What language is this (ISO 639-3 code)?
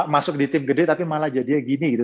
ind